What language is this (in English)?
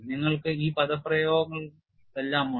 Malayalam